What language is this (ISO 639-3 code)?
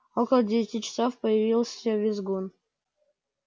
rus